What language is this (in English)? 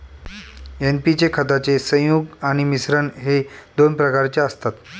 Marathi